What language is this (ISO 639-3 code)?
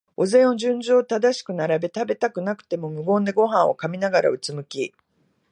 jpn